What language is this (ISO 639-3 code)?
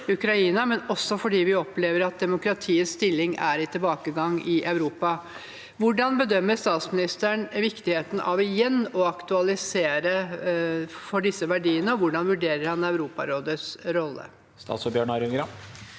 nor